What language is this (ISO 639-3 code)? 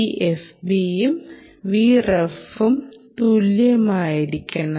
mal